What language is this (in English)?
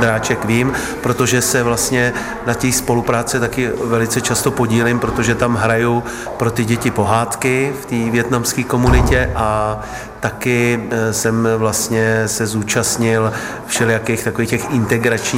Czech